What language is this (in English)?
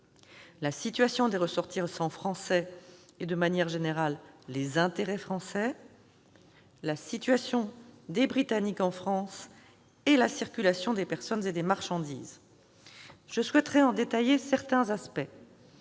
French